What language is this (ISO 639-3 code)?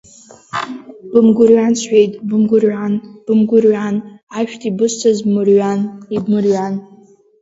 abk